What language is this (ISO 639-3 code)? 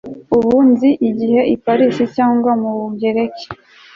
kin